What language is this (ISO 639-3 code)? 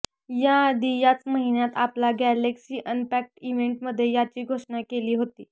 mar